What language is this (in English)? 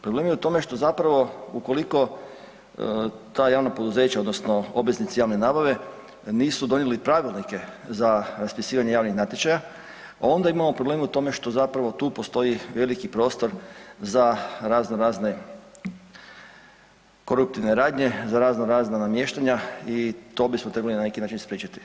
Croatian